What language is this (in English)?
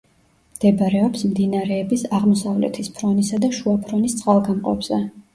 Georgian